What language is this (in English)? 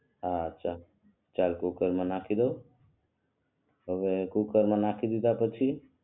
Gujarati